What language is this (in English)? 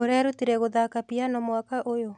Kikuyu